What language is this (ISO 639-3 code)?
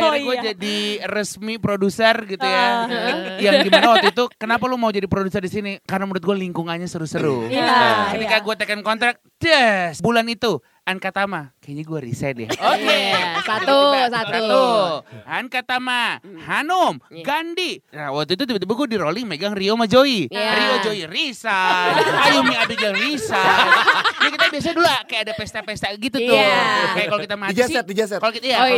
ind